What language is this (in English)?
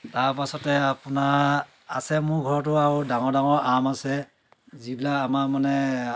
Assamese